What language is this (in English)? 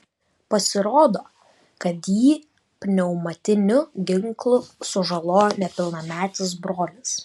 Lithuanian